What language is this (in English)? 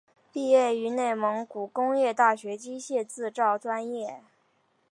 Chinese